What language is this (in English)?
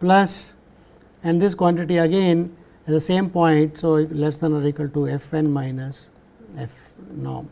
English